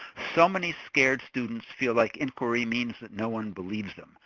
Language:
English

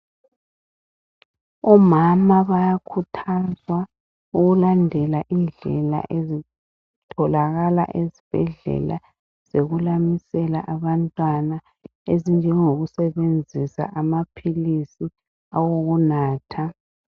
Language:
North Ndebele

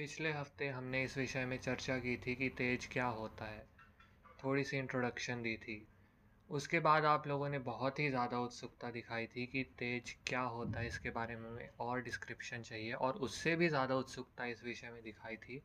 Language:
Hindi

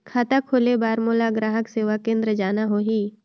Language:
Chhattisgarhi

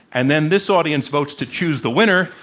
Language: English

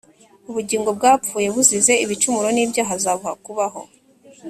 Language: Kinyarwanda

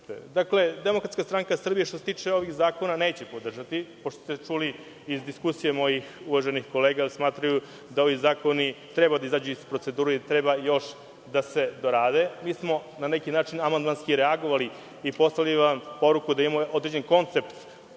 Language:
Serbian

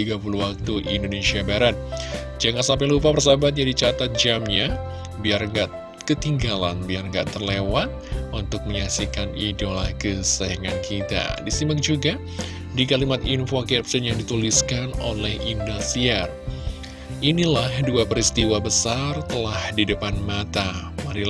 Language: Indonesian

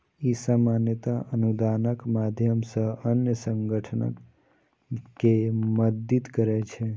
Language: Maithili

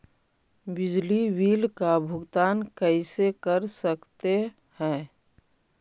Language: Magahi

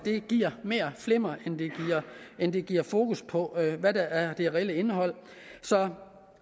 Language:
Danish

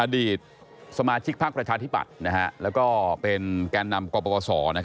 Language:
Thai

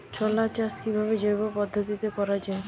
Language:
Bangla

